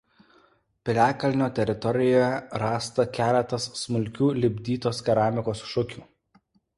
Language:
Lithuanian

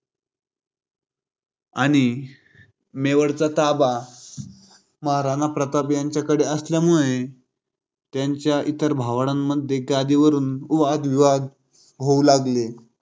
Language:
Marathi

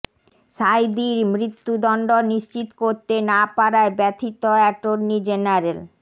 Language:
Bangla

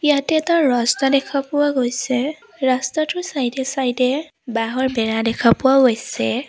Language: Assamese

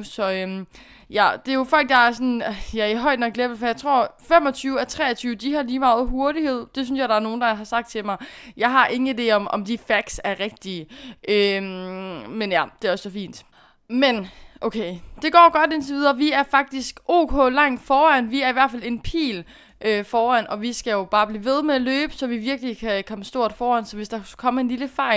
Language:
Danish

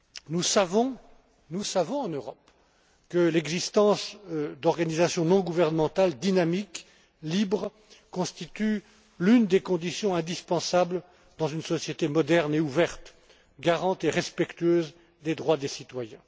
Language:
French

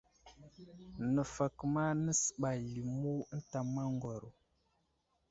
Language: Wuzlam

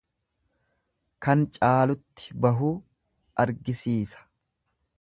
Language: Oromo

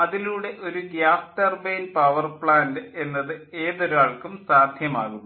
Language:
Malayalam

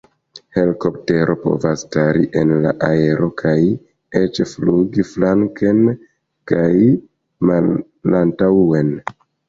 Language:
Esperanto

